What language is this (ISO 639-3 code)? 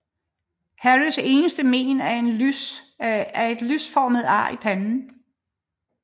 dan